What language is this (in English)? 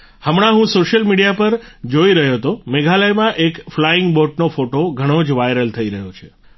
Gujarati